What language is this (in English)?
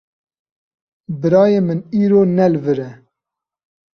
Kurdish